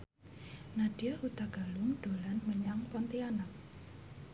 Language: Javanese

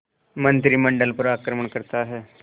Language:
Hindi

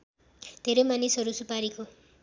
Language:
Nepali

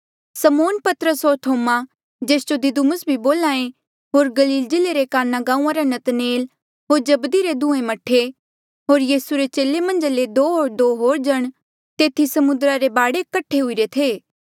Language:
Mandeali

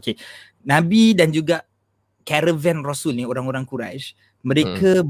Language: Malay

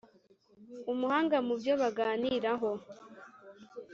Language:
Kinyarwanda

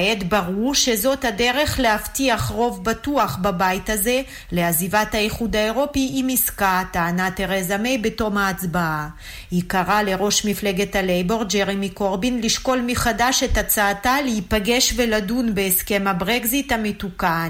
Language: Hebrew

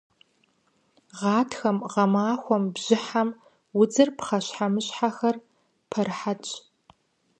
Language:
Kabardian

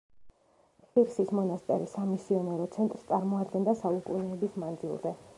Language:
Georgian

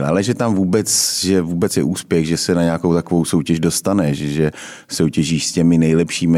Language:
Czech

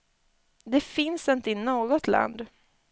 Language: Swedish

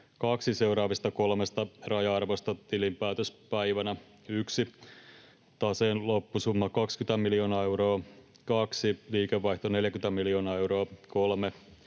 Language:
Finnish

